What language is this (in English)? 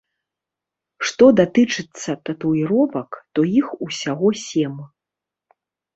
Belarusian